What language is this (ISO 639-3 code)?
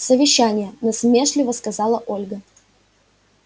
rus